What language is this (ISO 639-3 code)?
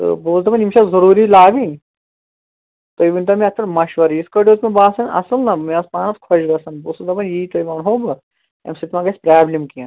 kas